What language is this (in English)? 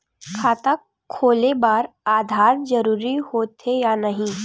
Chhattisgarhi